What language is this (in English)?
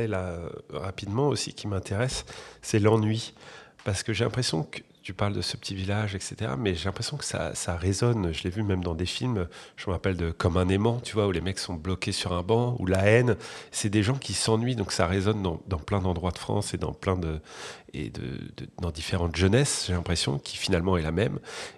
French